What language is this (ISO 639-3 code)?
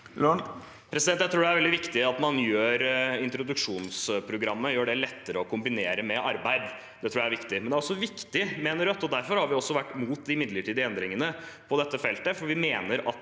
nor